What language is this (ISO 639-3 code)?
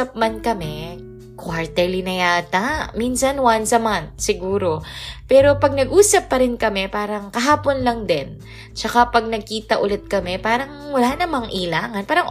fil